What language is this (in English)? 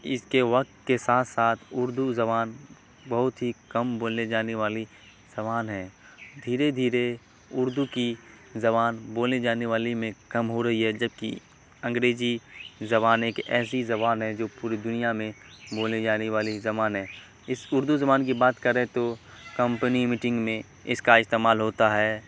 Urdu